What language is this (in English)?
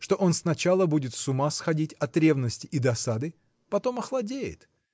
Russian